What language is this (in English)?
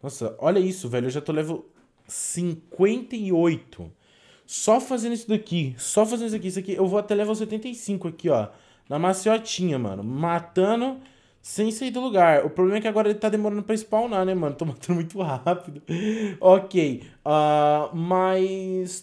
Portuguese